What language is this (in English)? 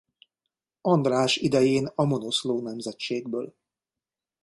Hungarian